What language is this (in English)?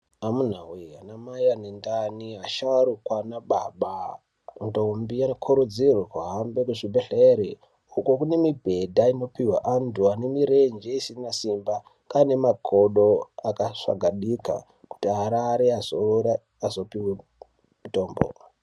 Ndau